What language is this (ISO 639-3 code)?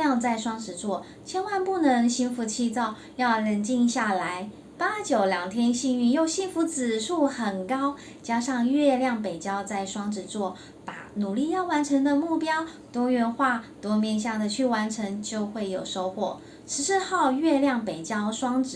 zho